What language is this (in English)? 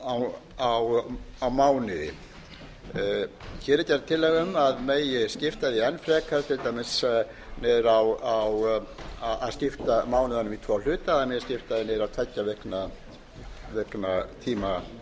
Icelandic